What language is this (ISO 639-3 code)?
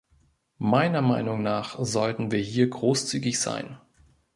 deu